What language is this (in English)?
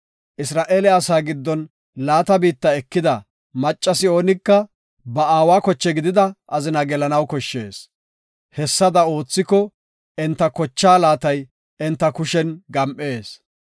Gofa